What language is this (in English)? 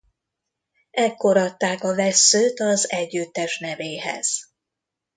Hungarian